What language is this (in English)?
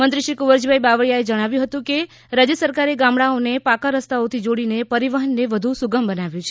Gujarati